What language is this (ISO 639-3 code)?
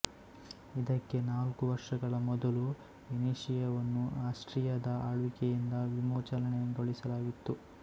kan